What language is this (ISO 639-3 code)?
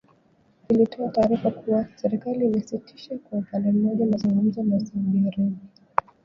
swa